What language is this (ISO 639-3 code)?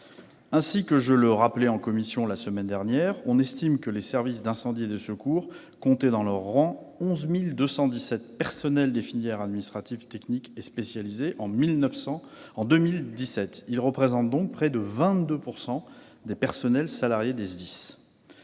fra